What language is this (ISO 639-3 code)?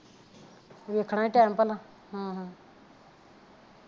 pan